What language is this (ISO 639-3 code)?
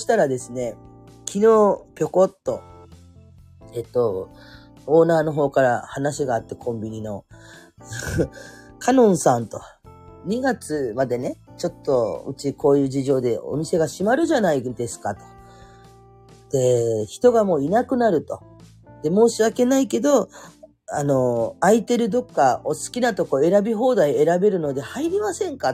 jpn